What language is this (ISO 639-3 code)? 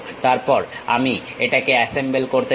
ben